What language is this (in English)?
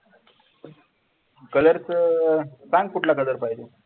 Marathi